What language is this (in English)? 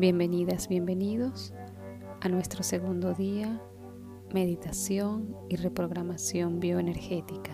Spanish